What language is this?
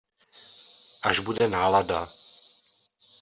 Czech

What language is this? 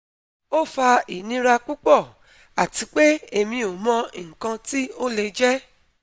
Yoruba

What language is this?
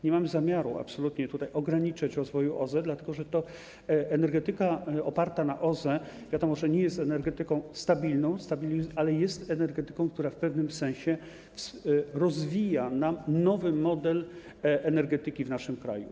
Polish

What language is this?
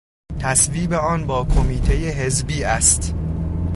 Persian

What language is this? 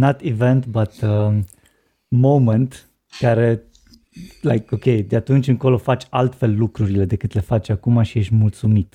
Romanian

